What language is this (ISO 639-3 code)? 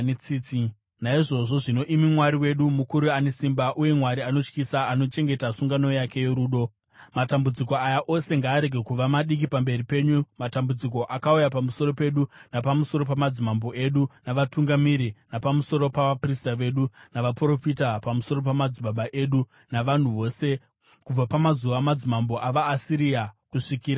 sna